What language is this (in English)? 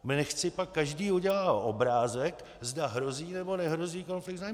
Czech